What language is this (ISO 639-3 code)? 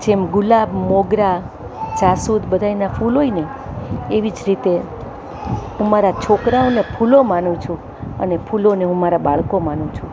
guj